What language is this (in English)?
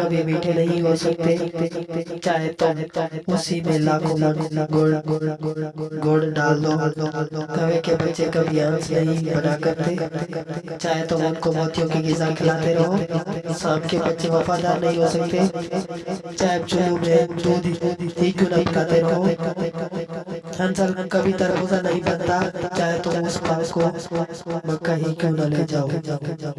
Japanese